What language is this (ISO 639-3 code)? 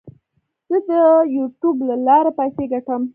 pus